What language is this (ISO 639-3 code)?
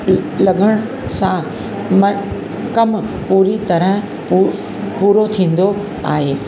snd